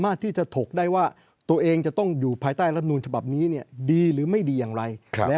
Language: Thai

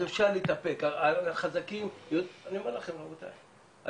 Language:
Hebrew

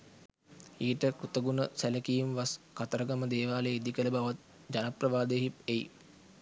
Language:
Sinhala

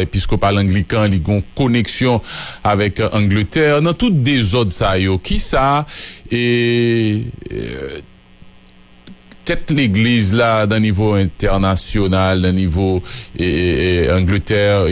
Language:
French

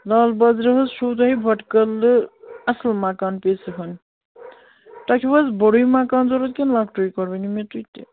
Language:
Kashmiri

